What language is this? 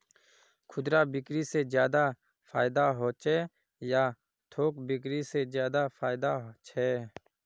Magahi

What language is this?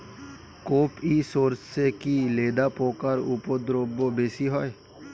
Bangla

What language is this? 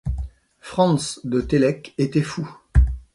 French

